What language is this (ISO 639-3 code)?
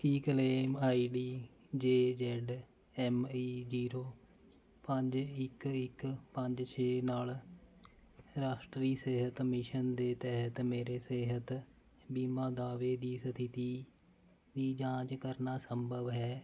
pan